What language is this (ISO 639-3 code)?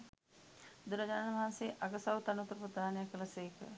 sin